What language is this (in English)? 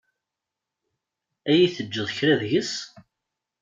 Kabyle